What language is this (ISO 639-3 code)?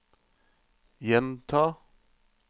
nor